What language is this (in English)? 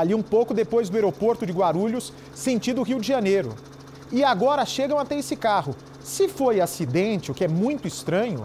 Portuguese